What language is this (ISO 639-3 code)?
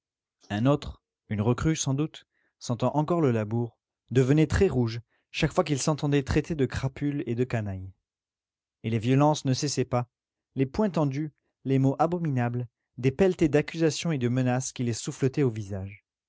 fra